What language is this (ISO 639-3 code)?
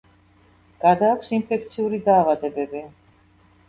kat